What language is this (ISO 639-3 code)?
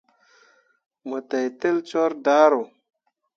mua